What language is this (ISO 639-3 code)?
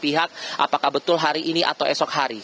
ind